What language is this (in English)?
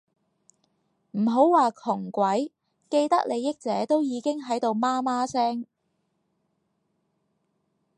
Cantonese